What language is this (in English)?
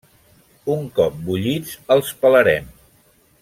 Catalan